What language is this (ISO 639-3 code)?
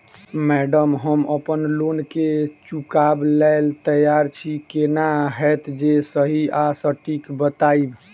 mai